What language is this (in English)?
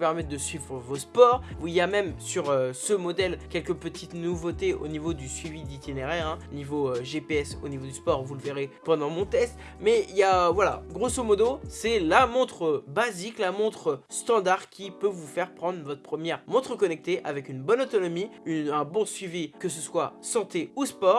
French